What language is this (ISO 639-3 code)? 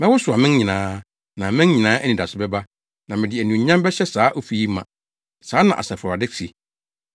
aka